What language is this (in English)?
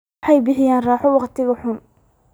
Somali